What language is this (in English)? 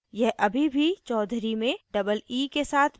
Hindi